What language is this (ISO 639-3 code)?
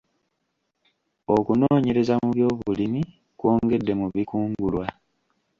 lug